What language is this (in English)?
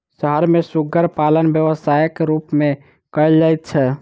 Maithili